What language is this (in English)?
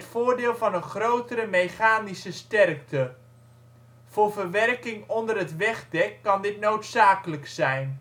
Dutch